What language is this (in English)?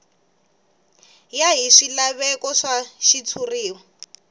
Tsonga